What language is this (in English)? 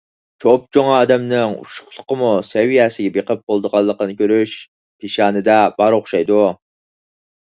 Uyghur